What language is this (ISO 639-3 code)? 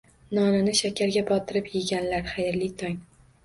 uzb